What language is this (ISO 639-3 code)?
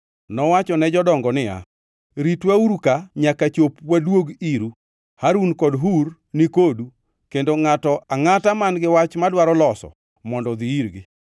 luo